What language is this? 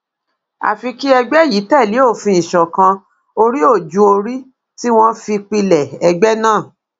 Yoruba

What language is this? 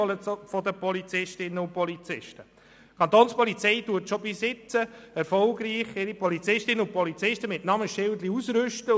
Swiss German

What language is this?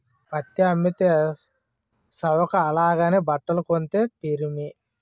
Telugu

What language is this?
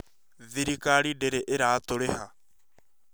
Kikuyu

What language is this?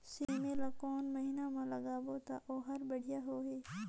Chhattisgarhi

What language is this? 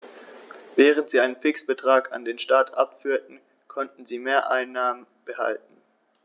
German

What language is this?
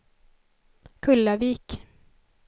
Swedish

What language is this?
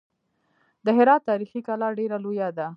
Pashto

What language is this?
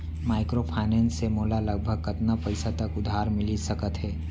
Chhattisgarhi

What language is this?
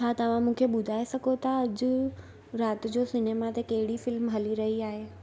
Sindhi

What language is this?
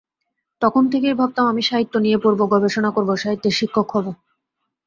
Bangla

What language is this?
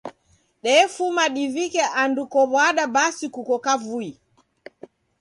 Taita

